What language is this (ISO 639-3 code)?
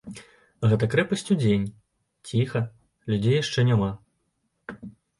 bel